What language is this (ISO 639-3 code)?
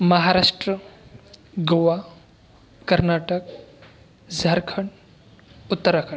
mar